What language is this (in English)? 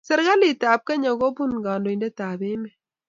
Kalenjin